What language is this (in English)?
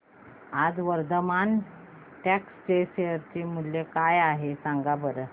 Marathi